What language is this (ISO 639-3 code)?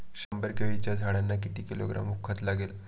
mar